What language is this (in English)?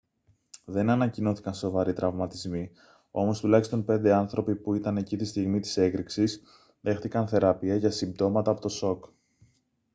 Greek